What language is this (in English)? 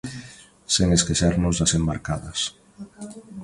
Galician